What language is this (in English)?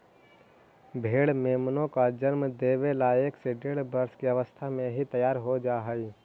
Magahi